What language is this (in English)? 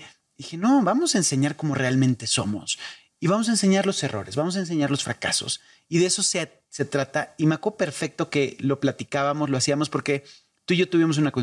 Spanish